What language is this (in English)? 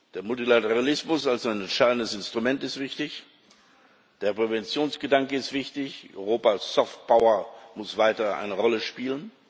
German